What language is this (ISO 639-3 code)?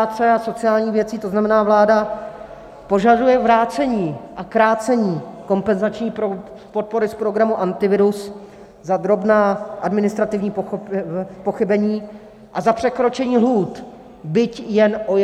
ces